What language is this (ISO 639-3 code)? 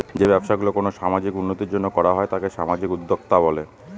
ben